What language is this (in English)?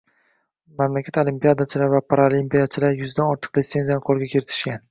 Uzbek